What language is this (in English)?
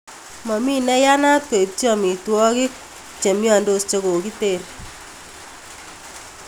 Kalenjin